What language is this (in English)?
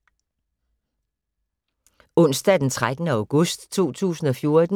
Danish